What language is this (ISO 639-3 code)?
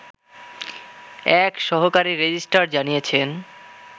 ben